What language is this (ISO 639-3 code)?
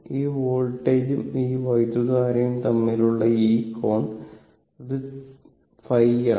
mal